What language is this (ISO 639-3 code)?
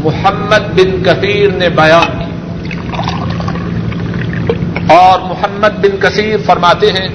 urd